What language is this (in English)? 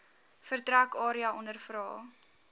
Afrikaans